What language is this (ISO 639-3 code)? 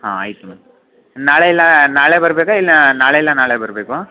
kan